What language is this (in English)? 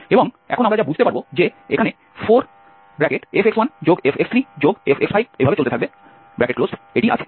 Bangla